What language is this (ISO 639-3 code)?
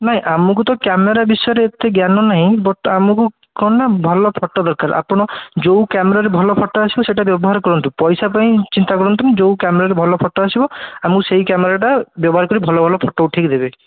ori